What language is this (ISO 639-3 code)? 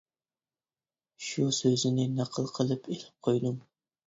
uig